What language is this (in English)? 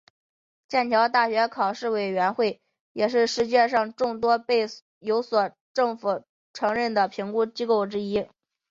Chinese